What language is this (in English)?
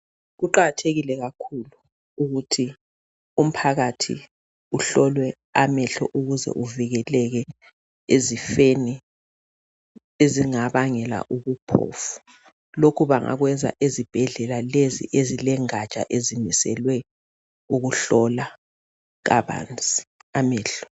North Ndebele